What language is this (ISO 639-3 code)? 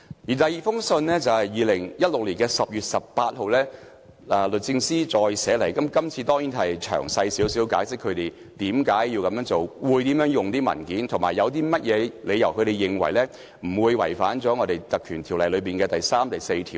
yue